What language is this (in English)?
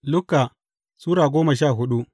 Hausa